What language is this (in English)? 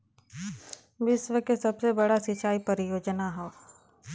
Bhojpuri